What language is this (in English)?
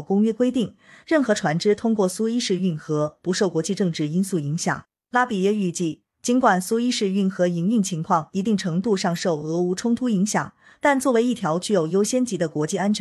Chinese